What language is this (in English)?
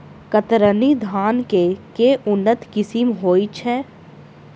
Maithili